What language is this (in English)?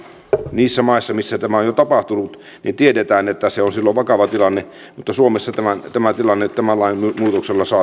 Finnish